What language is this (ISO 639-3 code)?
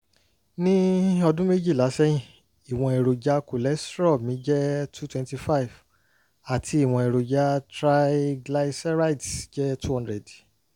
yor